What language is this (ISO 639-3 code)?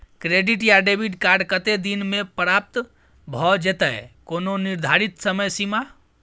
mai